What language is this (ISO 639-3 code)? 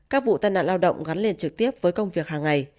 vie